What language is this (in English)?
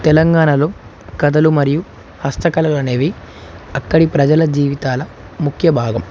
Telugu